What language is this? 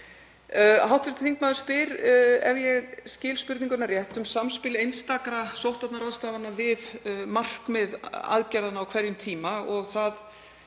Icelandic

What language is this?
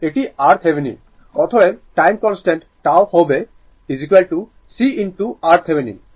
Bangla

